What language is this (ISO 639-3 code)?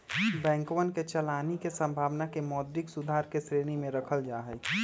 mag